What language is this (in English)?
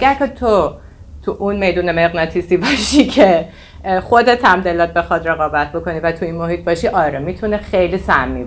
Persian